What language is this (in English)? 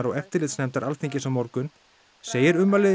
Icelandic